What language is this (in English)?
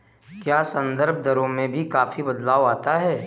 Hindi